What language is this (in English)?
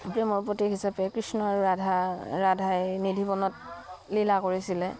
Assamese